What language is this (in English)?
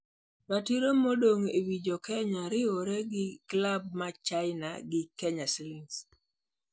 Luo (Kenya and Tanzania)